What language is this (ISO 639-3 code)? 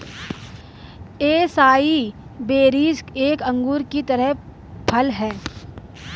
hin